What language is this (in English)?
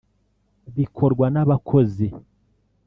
Kinyarwanda